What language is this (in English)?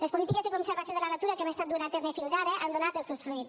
Catalan